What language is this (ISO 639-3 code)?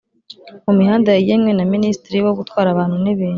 kin